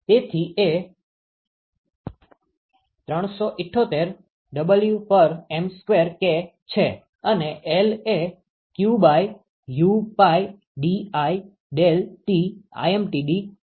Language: Gujarati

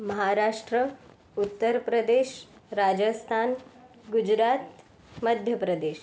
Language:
Marathi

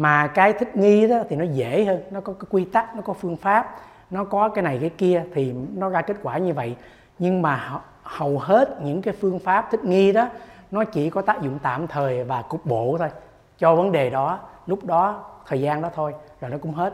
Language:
Vietnamese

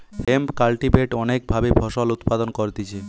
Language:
Bangla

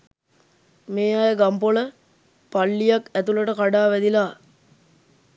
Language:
Sinhala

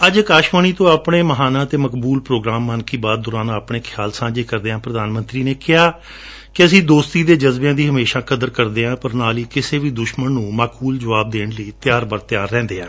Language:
Punjabi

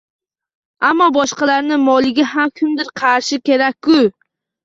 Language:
Uzbek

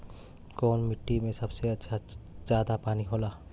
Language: Bhojpuri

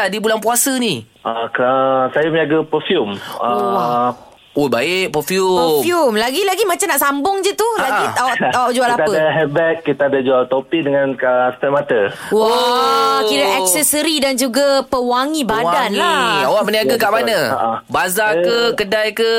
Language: Malay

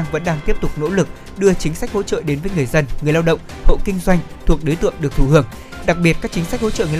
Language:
Vietnamese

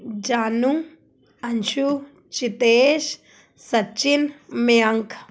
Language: Punjabi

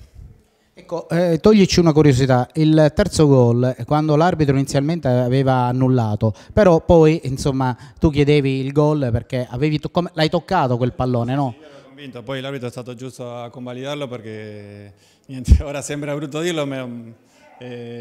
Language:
Italian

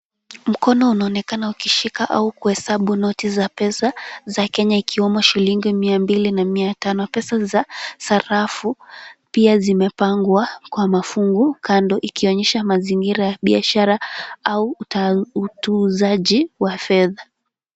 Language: Swahili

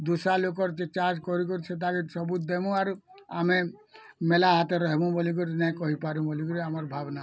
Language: Odia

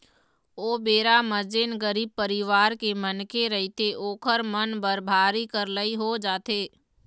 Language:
Chhattisgarhi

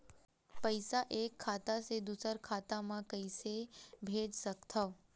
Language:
Chhattisgarhi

